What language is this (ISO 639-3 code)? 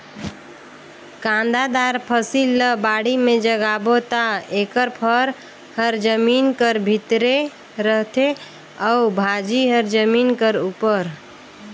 hne